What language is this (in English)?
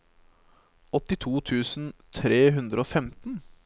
Norwegian